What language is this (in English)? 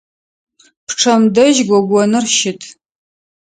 Adyghe